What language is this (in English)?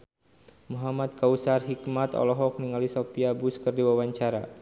Sundanese